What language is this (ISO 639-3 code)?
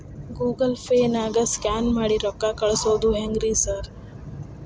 kan